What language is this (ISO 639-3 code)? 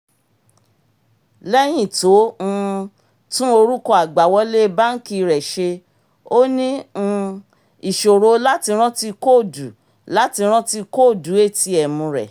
yor